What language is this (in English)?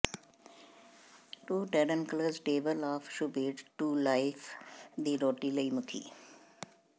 Punjabi